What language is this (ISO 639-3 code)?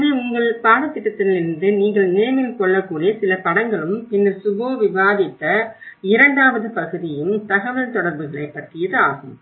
tam